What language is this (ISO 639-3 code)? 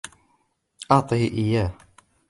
ara